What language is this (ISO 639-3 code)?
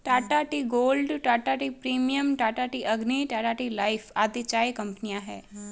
hin